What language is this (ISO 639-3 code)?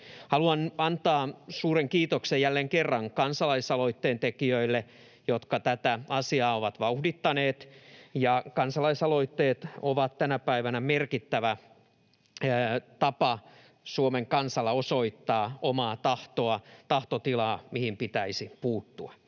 fin